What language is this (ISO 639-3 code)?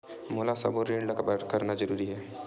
hne